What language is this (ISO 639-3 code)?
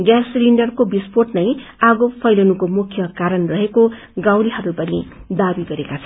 nep